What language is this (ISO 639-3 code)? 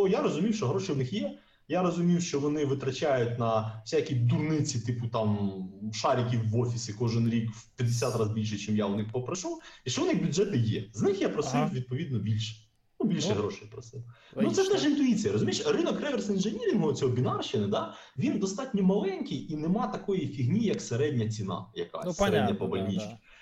ukr